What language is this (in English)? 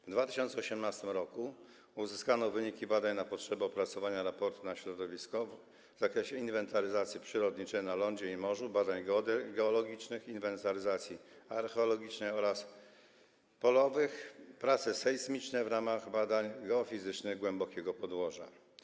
Polish